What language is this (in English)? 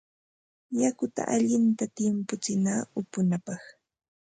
Ambo-Pasco Quechua